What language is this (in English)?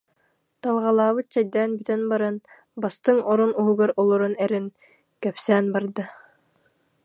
Yakut